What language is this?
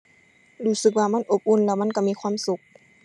Thai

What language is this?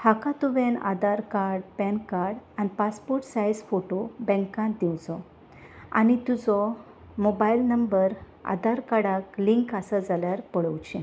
Konkani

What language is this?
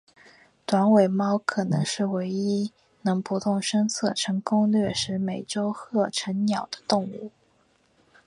Chinese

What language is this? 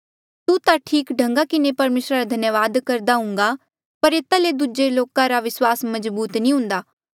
Mandeali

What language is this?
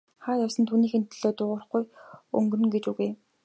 Mongolian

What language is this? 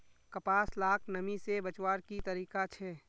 Magahi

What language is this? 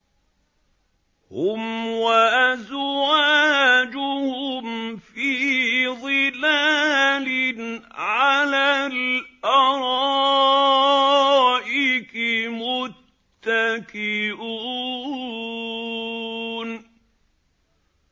Arabic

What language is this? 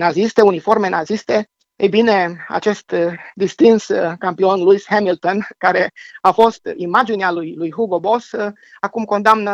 Romanian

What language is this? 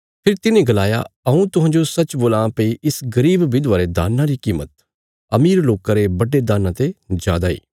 Bilaspuri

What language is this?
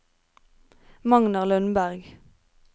Norwegian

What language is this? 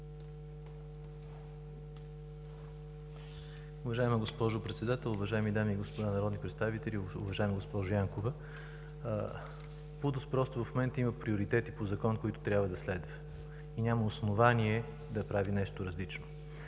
Bulgarian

